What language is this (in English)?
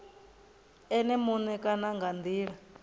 Venda